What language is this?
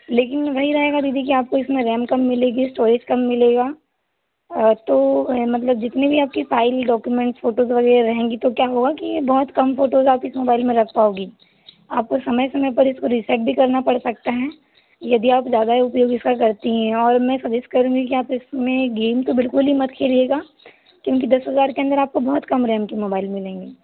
Hindi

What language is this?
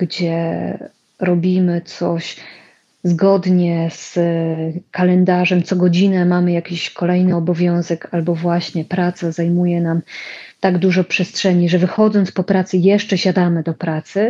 Polish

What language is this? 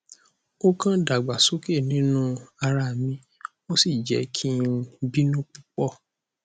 Yoruba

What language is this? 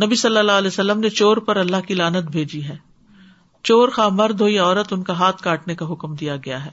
Urdu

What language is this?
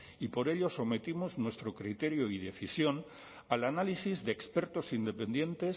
Spanish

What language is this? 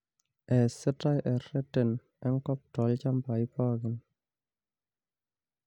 Masai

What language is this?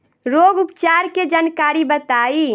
Bhojpuri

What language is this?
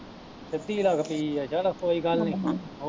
Punjabi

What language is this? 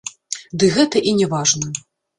Belarusian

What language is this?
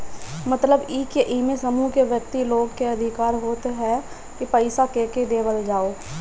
Bhojpuri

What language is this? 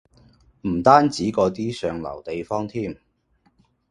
Cantonese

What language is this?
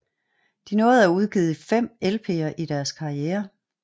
Danish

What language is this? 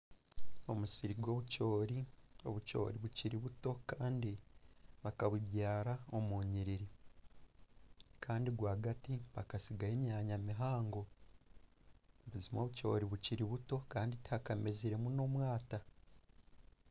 Nyankole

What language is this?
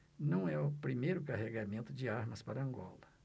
Portuguese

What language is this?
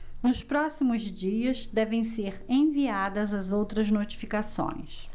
Portuguese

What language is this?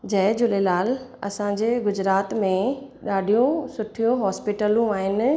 Sindhi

